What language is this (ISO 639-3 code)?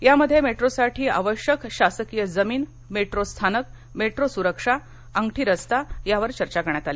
mar